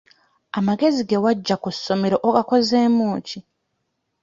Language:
Ganda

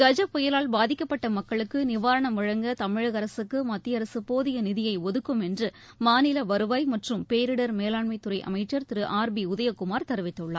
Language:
Tamil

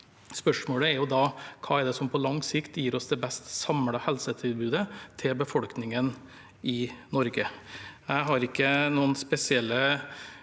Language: Norwegian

